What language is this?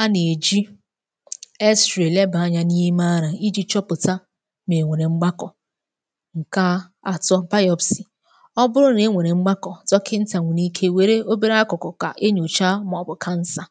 Igbo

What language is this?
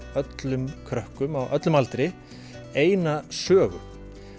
Icelandic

